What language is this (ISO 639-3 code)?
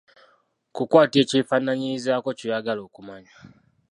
lug